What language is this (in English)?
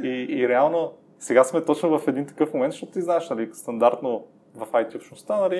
Bulgarian